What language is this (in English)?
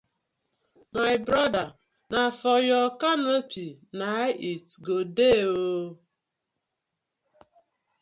Nigerian Pidgin